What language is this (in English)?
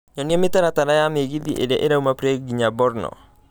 Kikuyu